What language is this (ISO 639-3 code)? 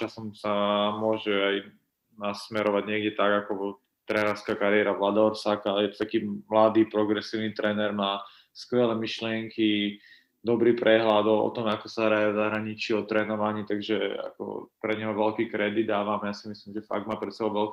slk